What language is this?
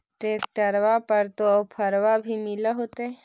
Magahi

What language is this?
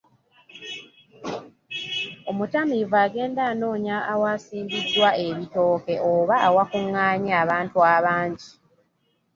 Ganda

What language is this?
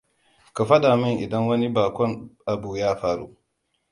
Hausa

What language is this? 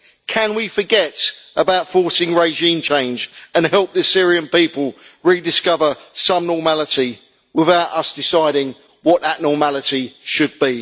English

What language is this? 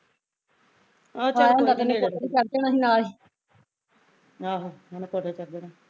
Punjabi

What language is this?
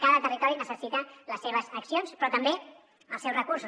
Catalan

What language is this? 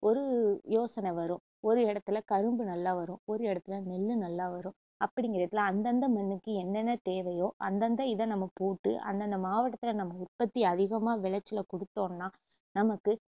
Tamil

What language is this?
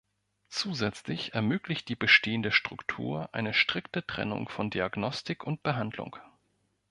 German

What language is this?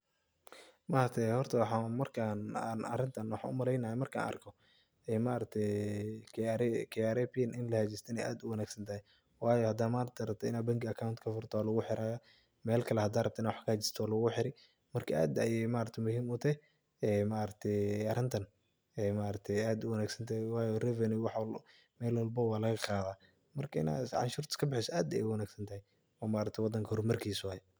Somali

